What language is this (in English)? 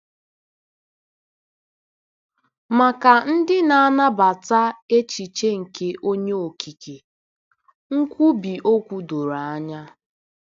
Igbo